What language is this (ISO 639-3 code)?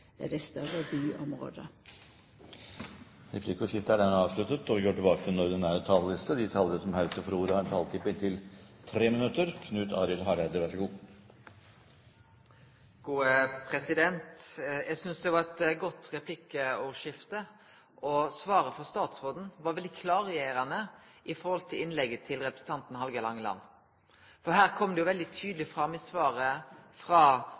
nor